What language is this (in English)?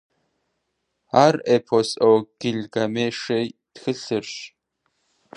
Kabardian